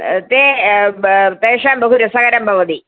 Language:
Sanskrit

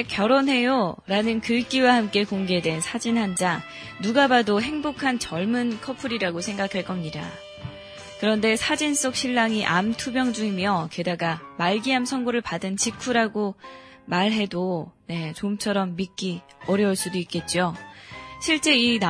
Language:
Korean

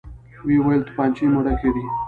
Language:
Pashto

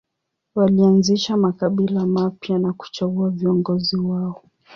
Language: Swahili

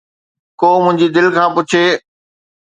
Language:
Sindhi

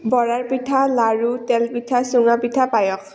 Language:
Assamese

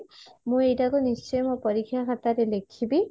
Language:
Odia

